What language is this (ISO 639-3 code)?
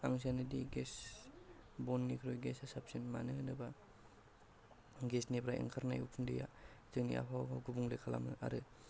brx